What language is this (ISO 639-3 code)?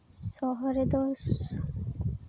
sat